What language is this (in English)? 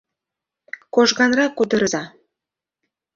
Mari